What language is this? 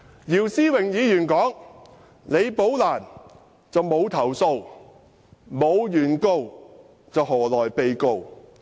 Cantonese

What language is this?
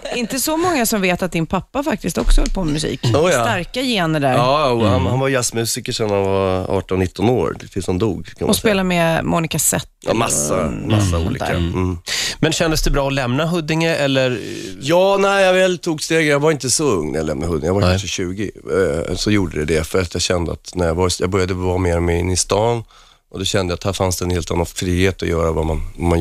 Swedish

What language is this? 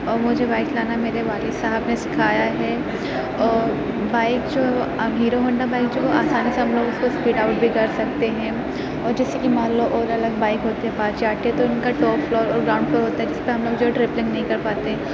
Urdu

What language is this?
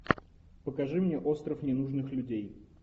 Russian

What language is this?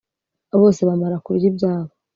Kinyarwanda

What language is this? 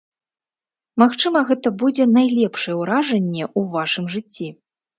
Belarusian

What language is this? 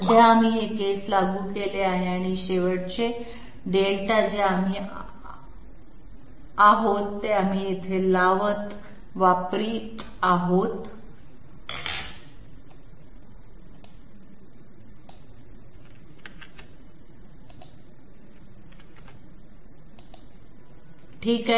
Marathi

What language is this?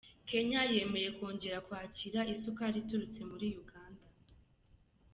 Kinyarwanda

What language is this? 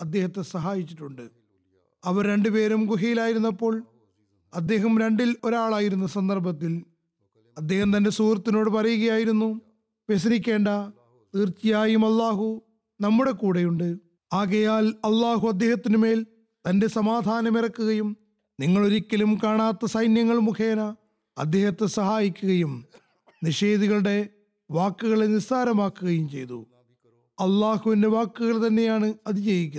Malayalam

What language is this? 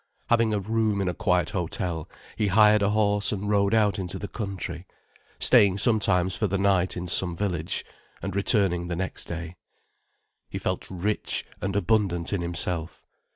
English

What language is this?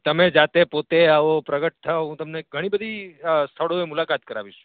Gujarati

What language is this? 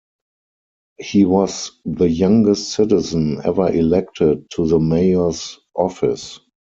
English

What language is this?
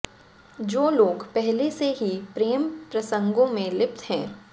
Hindi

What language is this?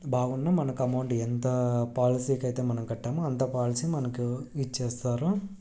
Telugu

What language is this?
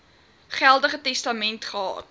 Afrikaans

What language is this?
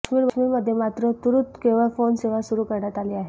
Marathi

